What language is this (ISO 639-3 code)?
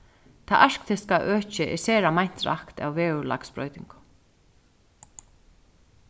fao